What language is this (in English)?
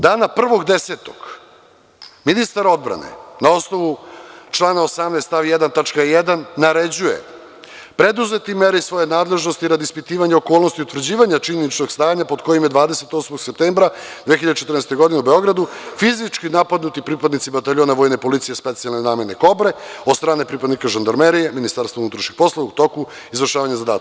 Serbian